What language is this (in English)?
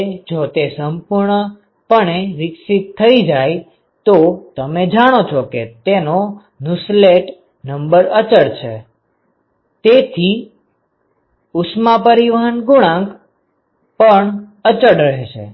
Gujarati